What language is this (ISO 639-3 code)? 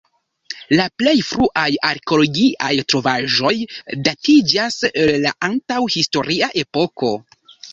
epo